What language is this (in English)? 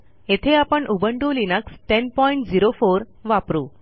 Marathi